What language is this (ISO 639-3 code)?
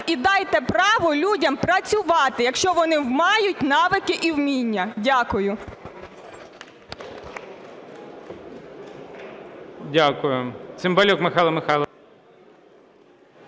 ukr